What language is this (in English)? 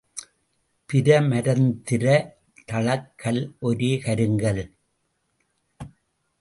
Tamil